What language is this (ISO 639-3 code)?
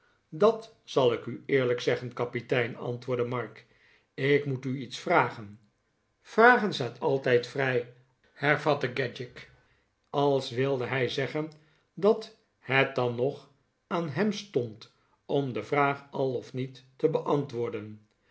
nld